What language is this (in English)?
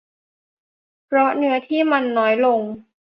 Thai